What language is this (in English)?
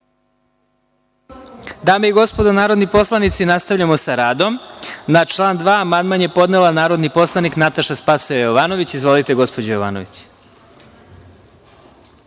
Serbian